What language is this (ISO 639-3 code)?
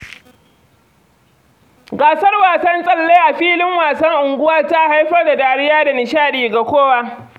hau